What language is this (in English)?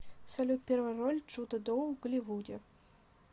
Russian